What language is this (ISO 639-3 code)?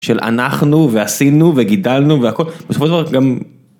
heb